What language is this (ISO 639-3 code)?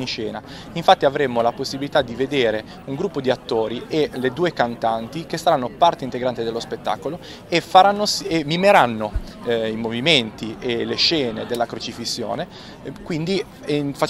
ita